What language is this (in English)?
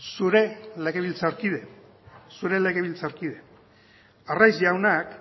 Basque